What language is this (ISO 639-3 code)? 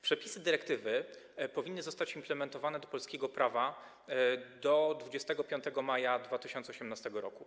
pol